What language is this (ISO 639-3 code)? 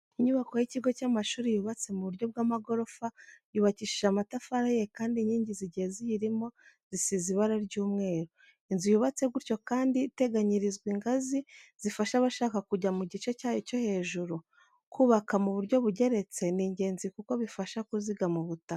kin